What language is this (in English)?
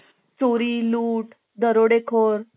Marathi